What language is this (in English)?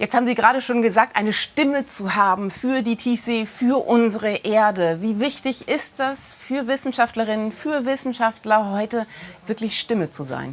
German